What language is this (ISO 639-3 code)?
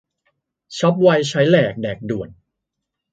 tha